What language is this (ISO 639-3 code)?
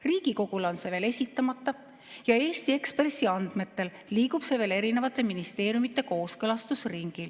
est